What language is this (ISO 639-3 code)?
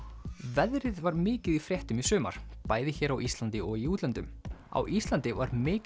isl